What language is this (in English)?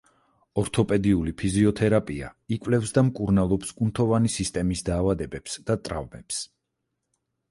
Georgian